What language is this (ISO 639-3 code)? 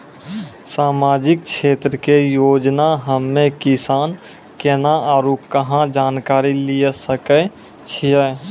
mai